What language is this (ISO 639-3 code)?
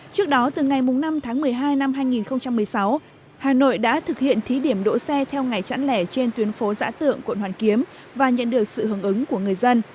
vie